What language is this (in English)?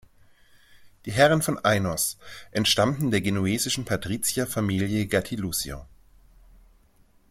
German